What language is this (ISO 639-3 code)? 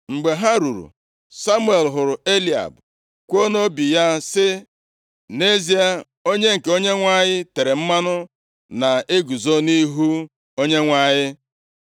ibo